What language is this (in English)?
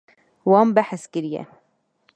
Kurdish